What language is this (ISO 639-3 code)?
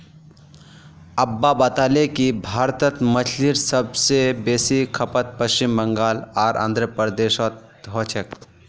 mag